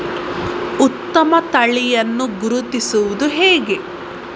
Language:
Kannada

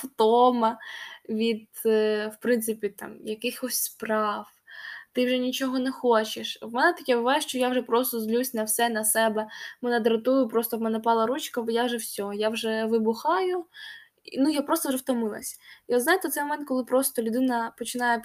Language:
Ukrainian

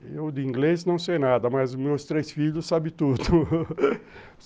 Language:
Portuguese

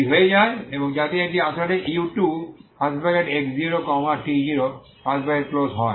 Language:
Bangla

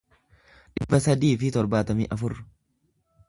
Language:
Oromo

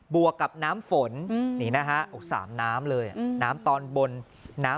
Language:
Thai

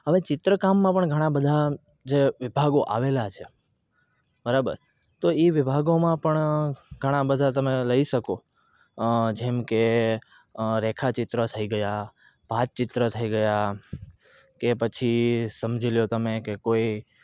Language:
Gujarati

